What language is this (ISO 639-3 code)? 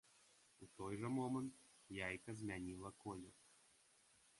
bel